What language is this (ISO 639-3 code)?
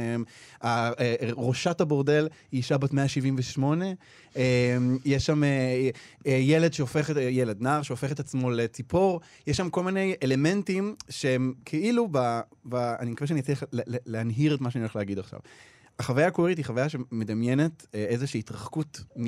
heb